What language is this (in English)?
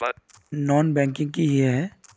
Magahi